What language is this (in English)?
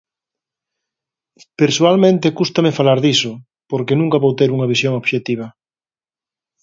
Galician